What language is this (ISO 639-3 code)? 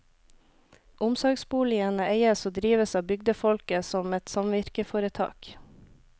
nor